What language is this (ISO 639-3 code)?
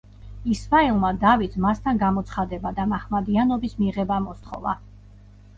kat